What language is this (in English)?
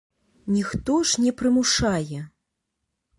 Belarusian